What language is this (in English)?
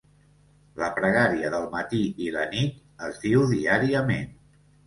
Catalan